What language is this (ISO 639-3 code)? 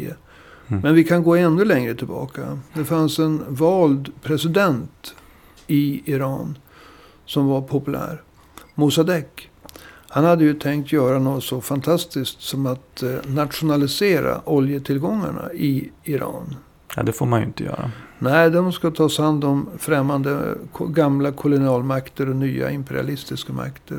swe